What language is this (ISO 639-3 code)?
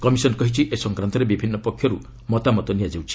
ori